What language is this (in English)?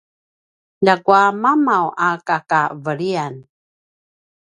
Paiwan